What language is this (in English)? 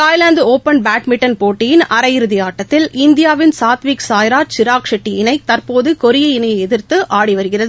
Tamil